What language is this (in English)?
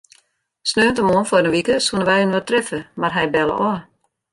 Western Frisian